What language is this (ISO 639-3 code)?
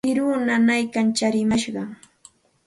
qxt